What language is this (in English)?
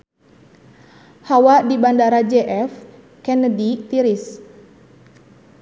Sundanese